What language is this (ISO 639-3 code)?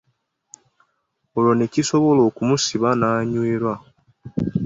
lug